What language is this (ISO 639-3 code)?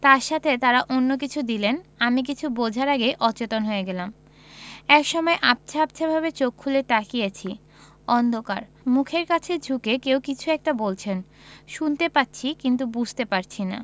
ben